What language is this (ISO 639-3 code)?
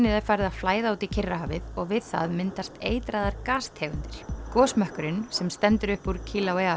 isl